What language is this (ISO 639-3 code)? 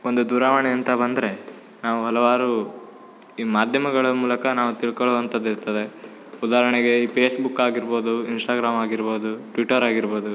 kan